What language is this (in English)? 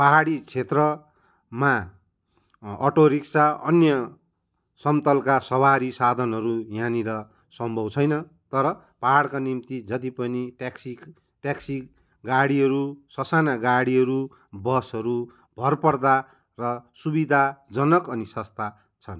Nepali